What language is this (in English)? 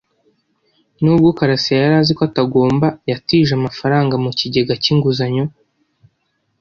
Kinyarwanda